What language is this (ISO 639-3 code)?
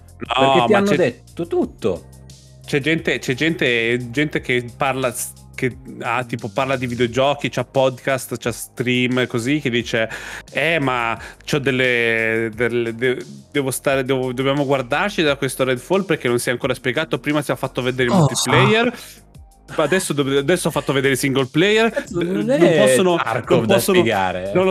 ita